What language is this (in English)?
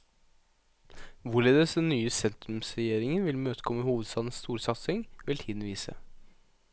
Norwegian